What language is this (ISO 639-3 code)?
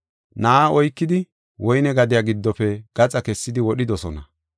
gof